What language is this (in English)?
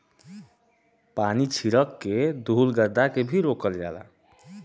Bhojpuri